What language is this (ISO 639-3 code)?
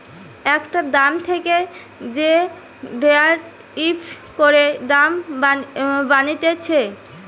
ben